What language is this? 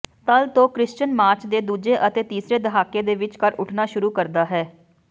Punjabi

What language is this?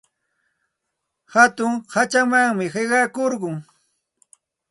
Santa Ana de Tusi Pasco Quechua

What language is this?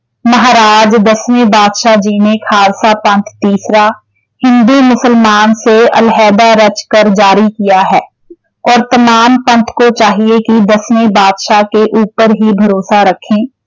Punjabi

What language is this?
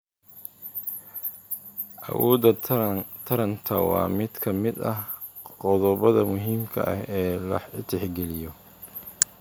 Somali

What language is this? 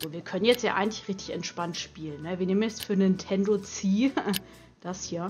German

